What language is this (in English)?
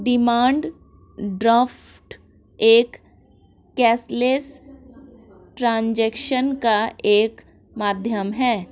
Hindi